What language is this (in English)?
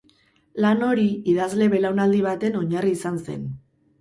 Basque